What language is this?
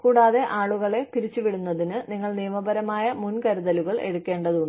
Malayalam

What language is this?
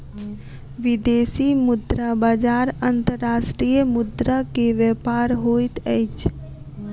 Maithili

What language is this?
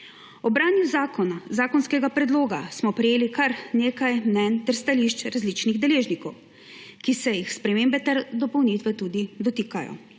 Slovenian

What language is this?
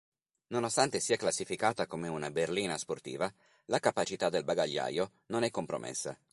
Italian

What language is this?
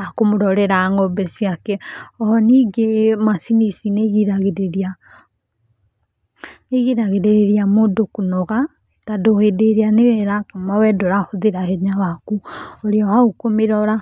Kikuyu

